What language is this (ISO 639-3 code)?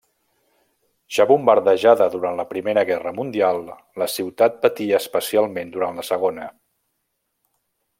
cat